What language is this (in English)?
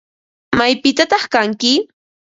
Ambo-Pasco Quechua